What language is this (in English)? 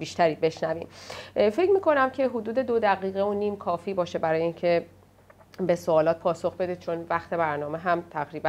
Persian